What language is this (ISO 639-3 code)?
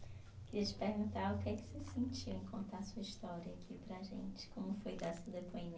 por